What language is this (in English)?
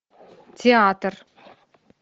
Russian